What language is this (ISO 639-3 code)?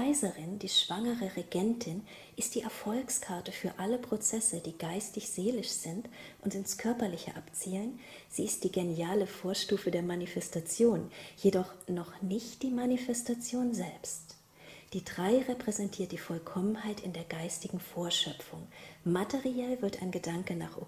deu